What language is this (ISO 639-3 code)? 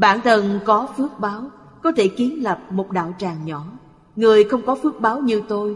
vie